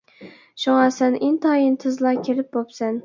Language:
Uyghur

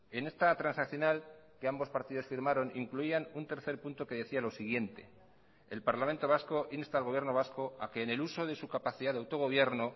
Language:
Spanish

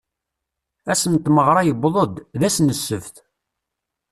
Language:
Kabyle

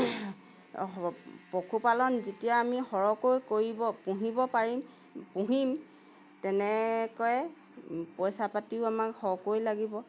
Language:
Assamese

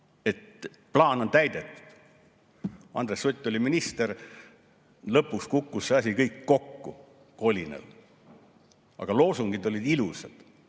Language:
Estonian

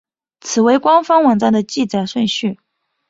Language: Chinese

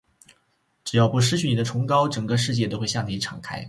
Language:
Chinese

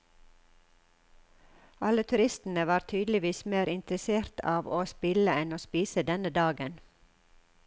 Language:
Norwegian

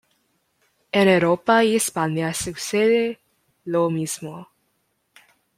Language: Spanish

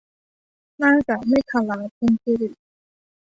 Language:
Thai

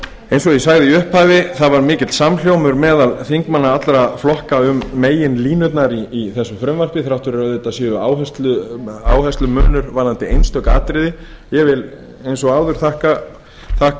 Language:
Icelandic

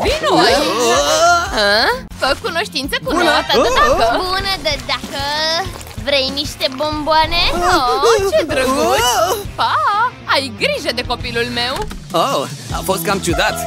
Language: Romanian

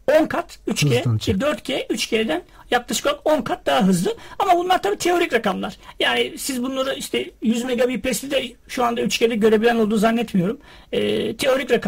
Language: Turkish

